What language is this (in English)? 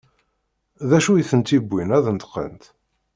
Kabyle